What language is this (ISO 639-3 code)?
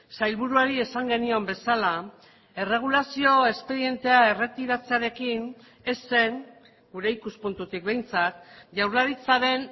eus